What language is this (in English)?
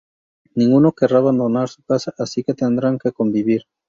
Spanish